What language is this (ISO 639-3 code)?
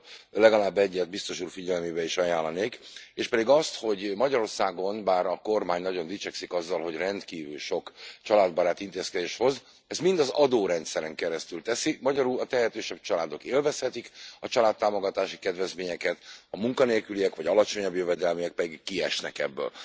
hun